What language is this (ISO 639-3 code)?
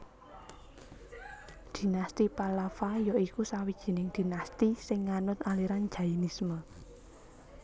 jav